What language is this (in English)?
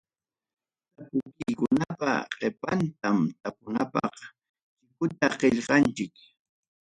Ayacucho Quechua